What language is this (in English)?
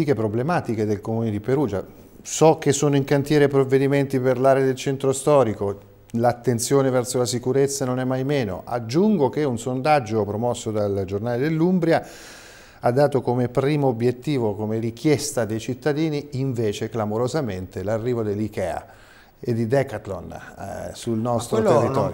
Italian